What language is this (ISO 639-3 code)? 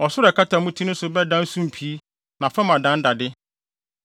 aka